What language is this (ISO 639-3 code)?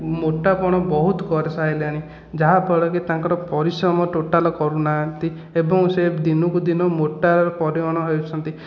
ori